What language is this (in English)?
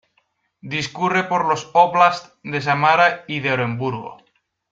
Spanish